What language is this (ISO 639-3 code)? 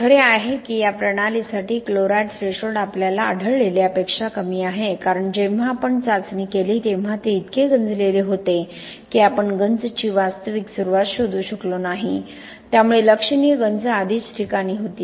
mar